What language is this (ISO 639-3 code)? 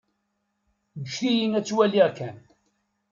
kab